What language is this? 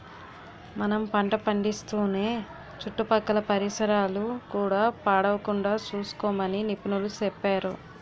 Telugu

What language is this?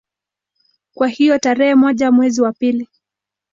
Swahili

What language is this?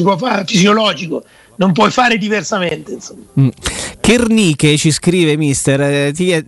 Italian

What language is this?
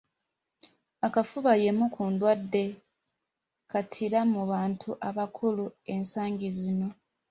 Ganda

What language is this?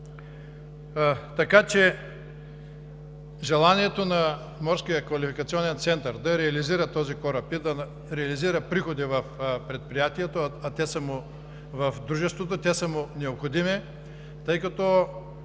Bulgarian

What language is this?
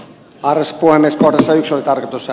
Finnish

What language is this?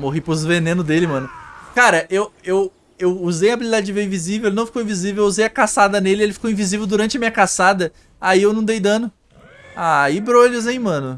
Portuguese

